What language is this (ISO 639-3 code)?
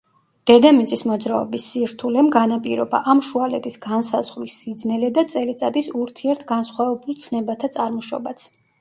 kat